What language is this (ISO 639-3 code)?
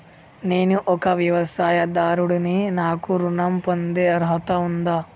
tel